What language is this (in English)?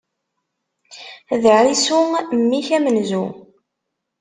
Kabyle